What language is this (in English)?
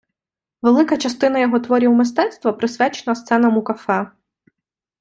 Ukrainian